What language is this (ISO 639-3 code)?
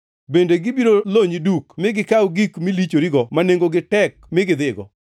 luo